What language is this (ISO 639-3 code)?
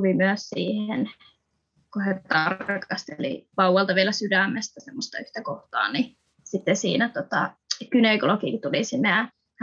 fin